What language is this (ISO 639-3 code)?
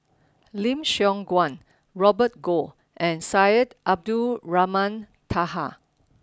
eng